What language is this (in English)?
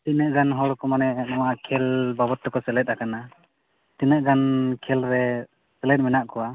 Santali